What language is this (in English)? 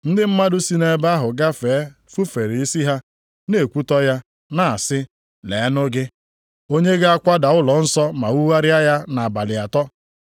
Igbo